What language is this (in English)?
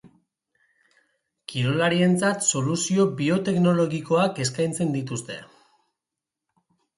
Basque